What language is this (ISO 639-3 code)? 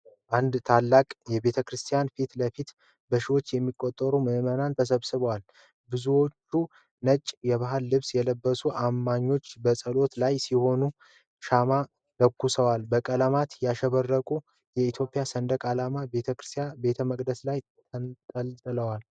amh